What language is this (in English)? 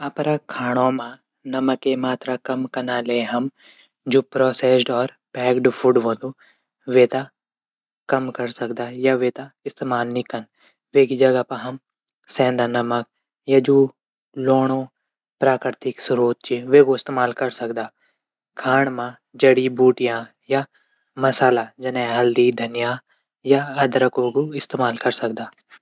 Garhwali